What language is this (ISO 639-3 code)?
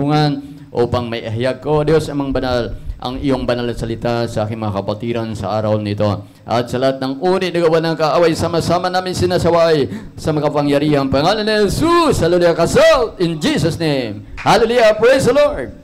fil